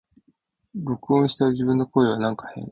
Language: Japanese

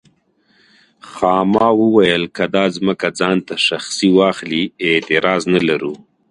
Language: Pashto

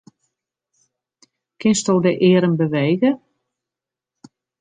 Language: Western Frisian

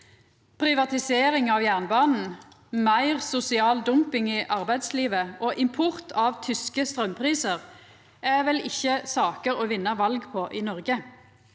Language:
Norwegian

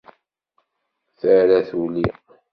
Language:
Kabyle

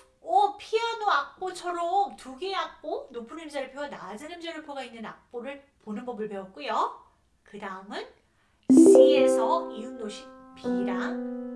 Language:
Korean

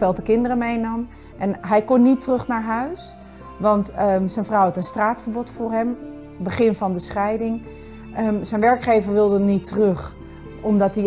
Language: Dutch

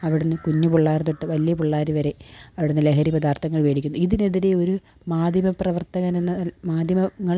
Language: Malayalam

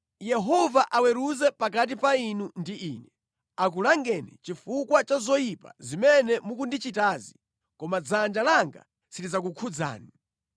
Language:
Nyanja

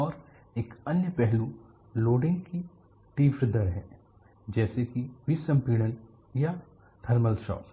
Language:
Hindi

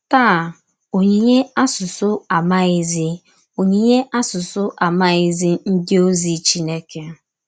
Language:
Igbo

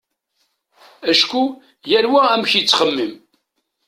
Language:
Kabyle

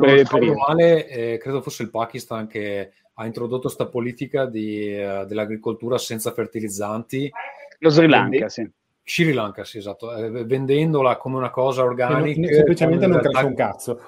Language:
Italian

